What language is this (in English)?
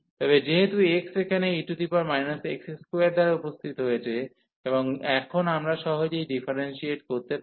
Bangla